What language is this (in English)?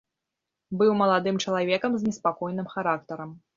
Belarusian